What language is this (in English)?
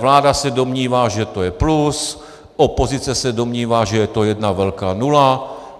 Czech